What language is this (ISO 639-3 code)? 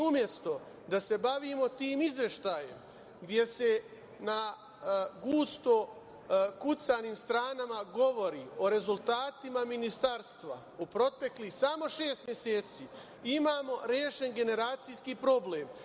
srp